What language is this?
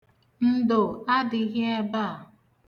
Igbo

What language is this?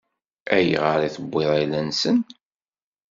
Kabyle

